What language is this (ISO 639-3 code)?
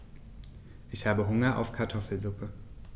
deu